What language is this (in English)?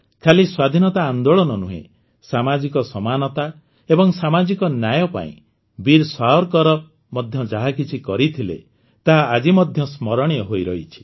Odia